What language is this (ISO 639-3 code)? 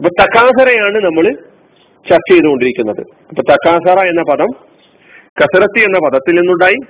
mal